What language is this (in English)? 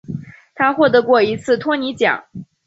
Chinese